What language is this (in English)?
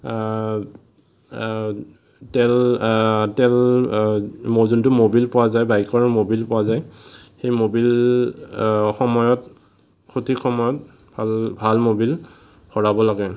Assamese